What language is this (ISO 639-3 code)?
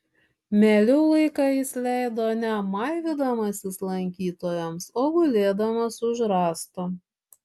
lit